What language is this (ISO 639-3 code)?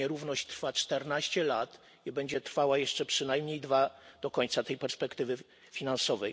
pol